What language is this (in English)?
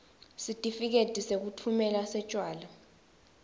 Swati